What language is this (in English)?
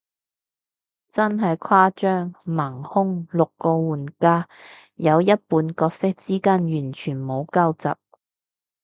Cantonese